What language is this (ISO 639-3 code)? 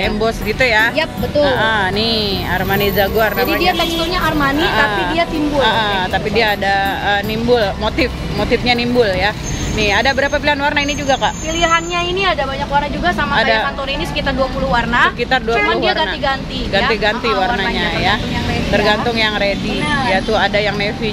ind